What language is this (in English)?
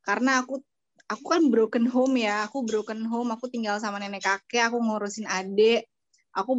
Indonesian